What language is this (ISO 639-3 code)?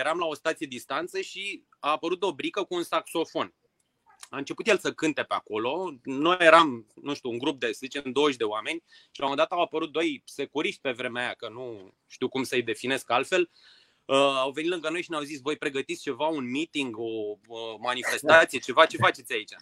ron